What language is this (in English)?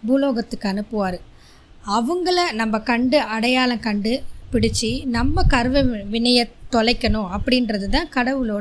Tamil